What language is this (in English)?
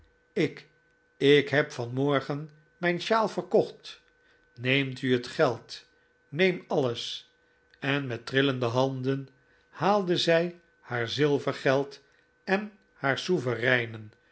Dutch